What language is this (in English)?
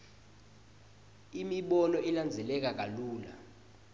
Swati